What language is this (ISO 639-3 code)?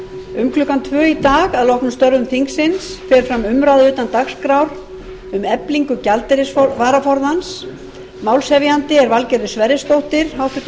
isl